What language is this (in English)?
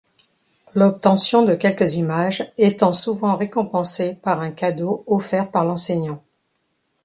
French